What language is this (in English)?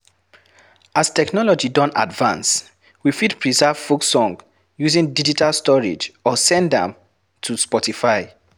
Nigerian Pidgin